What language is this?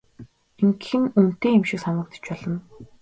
Mongolian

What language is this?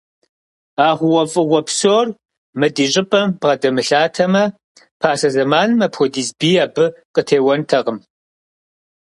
Kabardian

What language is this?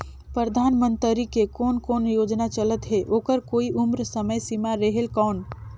Chhattisgarhi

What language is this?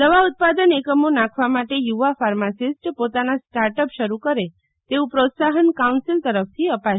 Gujarati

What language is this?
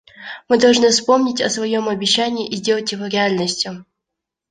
Russian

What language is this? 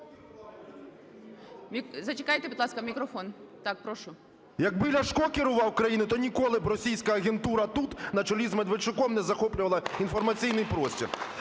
Ukrainian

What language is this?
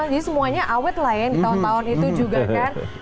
Indonesian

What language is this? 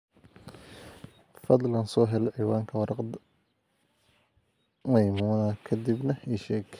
Somali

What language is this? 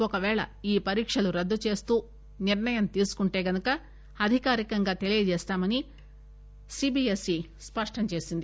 Telugu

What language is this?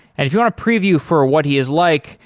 English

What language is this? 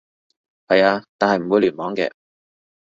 Cantonese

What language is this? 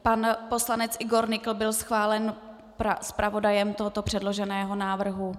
Czech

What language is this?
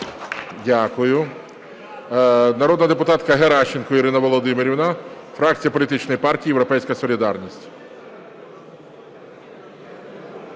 Ukrainian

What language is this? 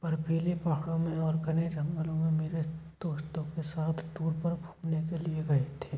Hindi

